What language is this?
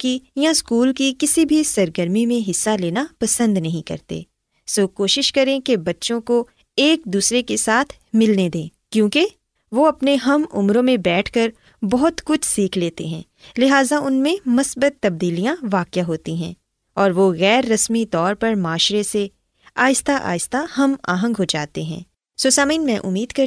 Urdu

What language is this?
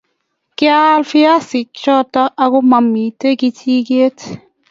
Kalenjin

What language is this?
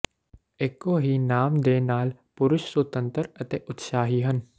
Punjabi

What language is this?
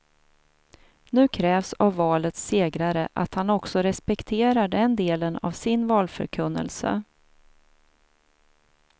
Swedish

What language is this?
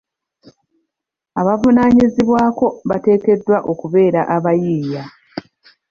Ganda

